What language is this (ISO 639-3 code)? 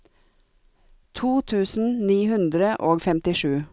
nor